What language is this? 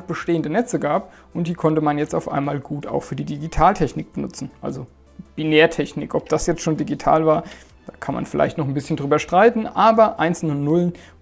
German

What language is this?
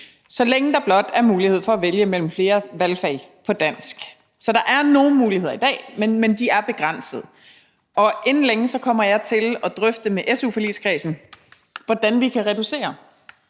Danish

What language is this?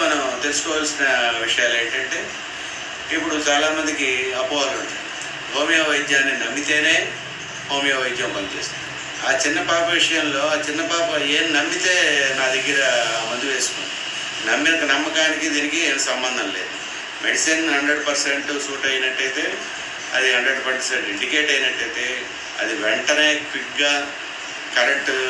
Telugu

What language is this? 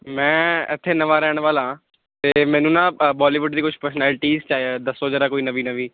Punjabi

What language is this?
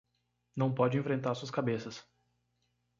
Portuguese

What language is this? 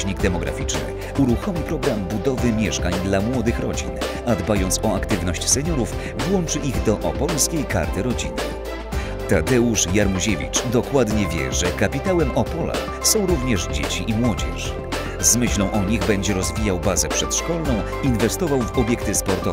Polish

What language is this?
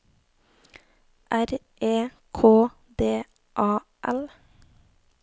Norwegian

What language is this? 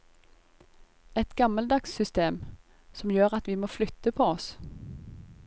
Norwegian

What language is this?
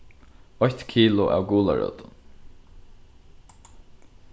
Faroese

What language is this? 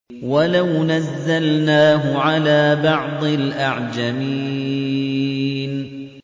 Arabic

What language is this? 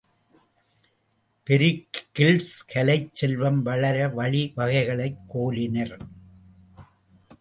Tamil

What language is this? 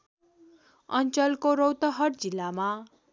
Nepali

